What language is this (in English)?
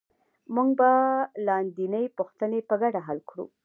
Pashto